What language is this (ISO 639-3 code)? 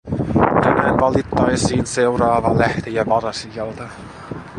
fin